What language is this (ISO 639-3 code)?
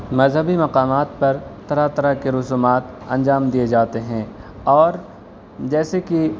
urd